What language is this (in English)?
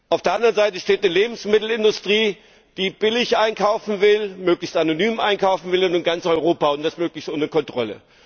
German